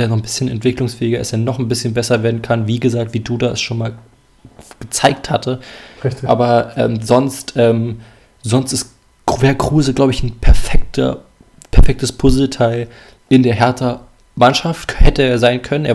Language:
German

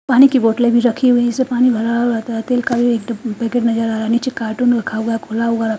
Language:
Hindi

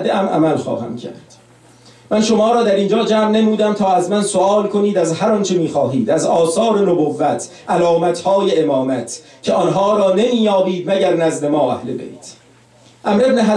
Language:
Persian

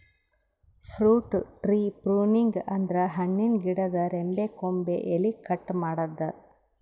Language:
Kannada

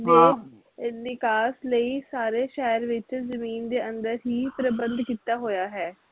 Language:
Punjabi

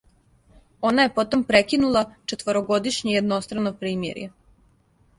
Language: Serbian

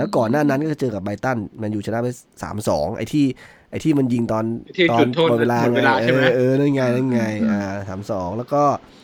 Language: Thai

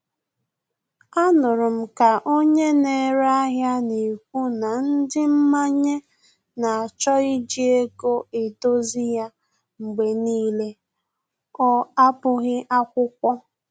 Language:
Igbo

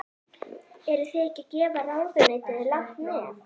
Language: Icelandic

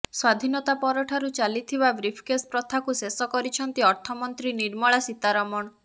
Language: Odia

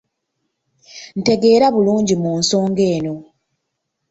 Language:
Ganda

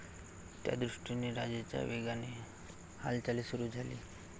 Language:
Marathi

